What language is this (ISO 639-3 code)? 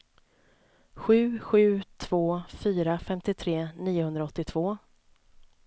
swe